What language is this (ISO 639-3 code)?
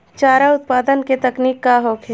bho